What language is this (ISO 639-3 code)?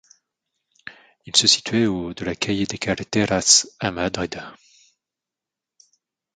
fra